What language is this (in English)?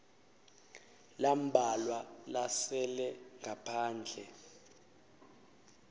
Swati